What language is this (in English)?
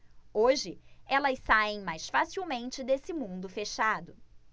Portuguese